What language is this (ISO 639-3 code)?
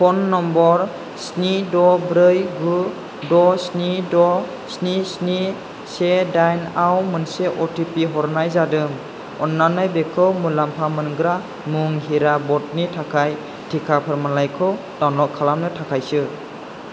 brx